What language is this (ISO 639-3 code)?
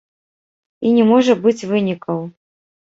bel